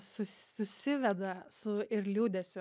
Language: Lithuanian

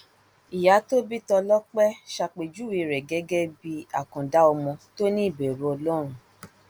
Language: Yoruba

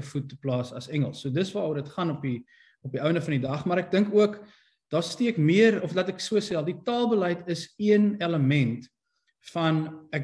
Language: Dutch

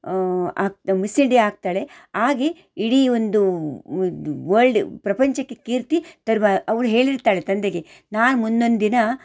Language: Kannada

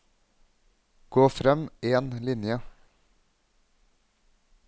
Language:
Norwegian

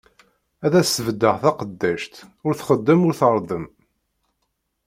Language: Kabyle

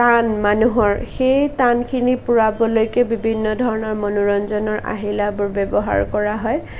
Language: Assamese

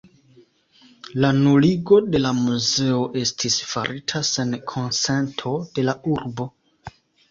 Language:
Esperanto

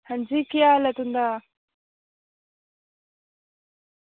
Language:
Dogri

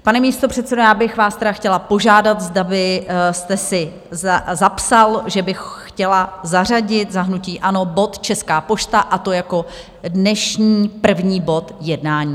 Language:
Czech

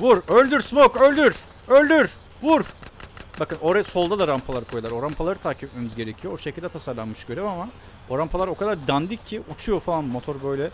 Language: Turkish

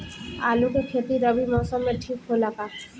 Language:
Bhojpuri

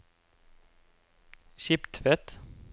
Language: Norwegian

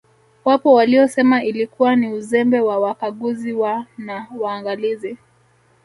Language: Swahili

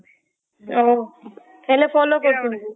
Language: Odia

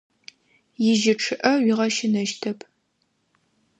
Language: Adyghe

